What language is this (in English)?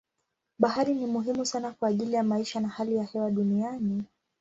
Swahili